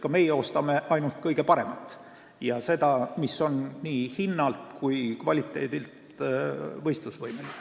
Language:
Estonian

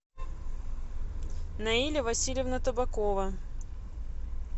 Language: Russian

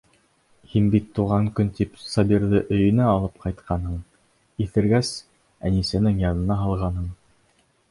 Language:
Bashkir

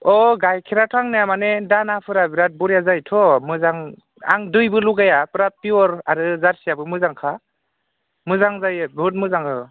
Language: Bodo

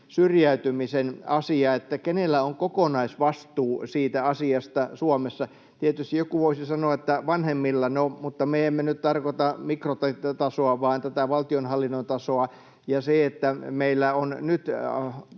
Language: Finnish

